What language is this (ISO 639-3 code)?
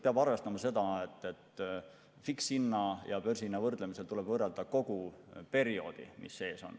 est